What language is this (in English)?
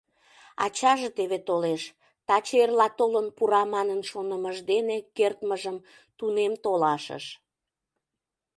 Mari